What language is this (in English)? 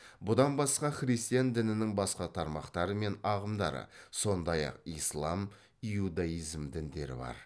Kazakh